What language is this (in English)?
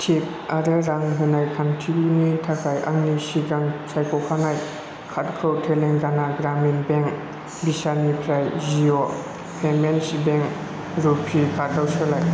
Bodo